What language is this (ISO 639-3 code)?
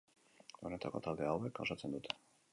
eus